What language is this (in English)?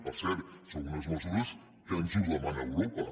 Catalan